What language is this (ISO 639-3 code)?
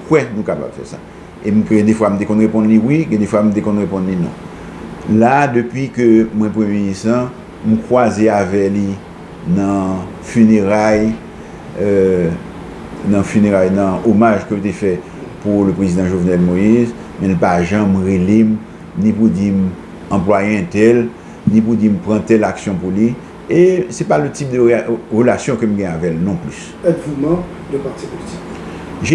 fra